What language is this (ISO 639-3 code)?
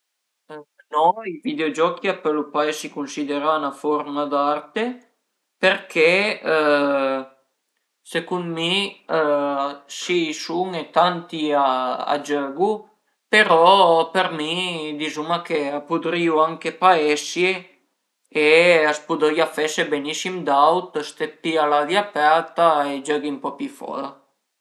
pms